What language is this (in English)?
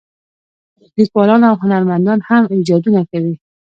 Pashto